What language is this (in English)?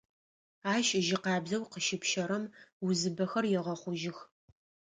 Adyghe